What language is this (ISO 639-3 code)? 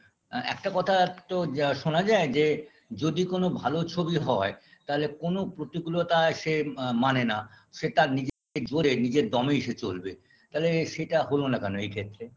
ben